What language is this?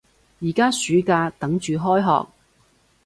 Cantonese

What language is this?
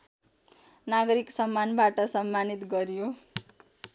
Nepali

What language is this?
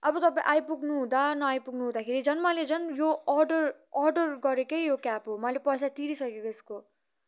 Nepali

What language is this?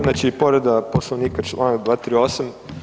Croatian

